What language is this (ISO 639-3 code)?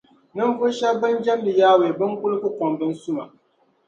dag